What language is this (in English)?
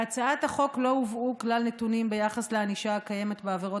Hebrew